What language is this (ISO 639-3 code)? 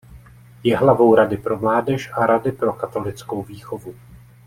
ces